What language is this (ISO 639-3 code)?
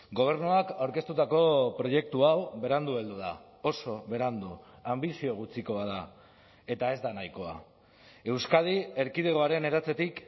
eus